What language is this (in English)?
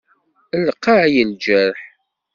Kabyle